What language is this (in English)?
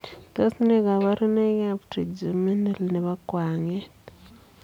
Kalenjin